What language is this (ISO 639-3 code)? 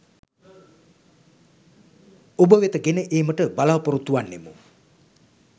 sin